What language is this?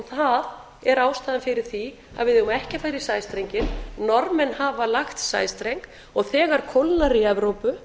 Icelandic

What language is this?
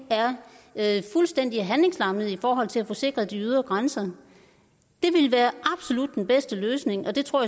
Danish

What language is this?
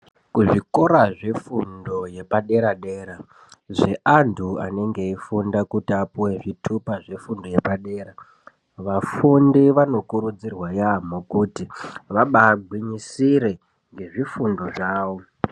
Ndau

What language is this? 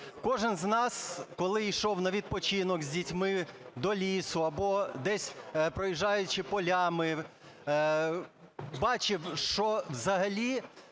Ukrainian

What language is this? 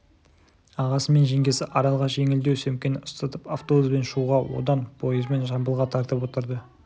Kazakh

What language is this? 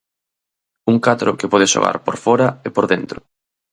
Galician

